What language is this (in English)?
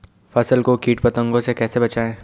Hindi